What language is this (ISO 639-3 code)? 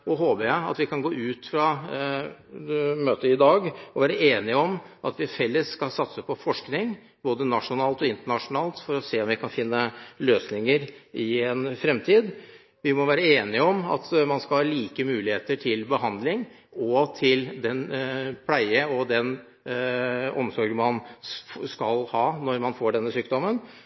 nob